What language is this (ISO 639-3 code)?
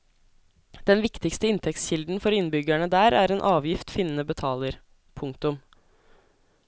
nor